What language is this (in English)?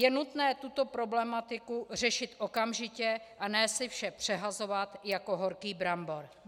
Czech